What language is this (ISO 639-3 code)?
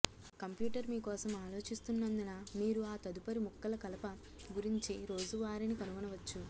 tel